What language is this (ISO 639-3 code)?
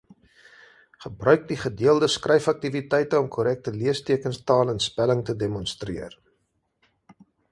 afr